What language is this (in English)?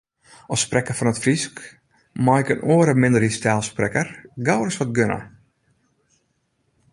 Western Frisian